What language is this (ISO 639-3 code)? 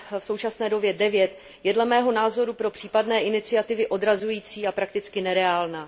ces